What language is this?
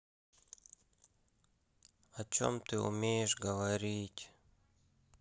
Russian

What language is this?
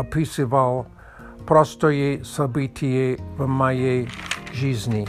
Russian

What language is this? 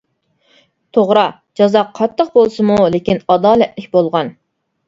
Uyghur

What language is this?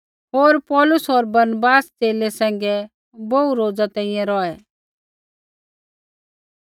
Kullu Pahari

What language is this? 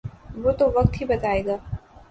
Urdu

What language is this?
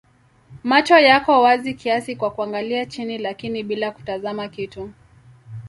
Swahili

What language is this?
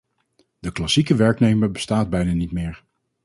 Dutch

